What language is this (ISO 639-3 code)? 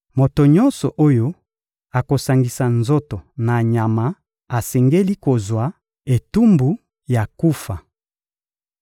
lin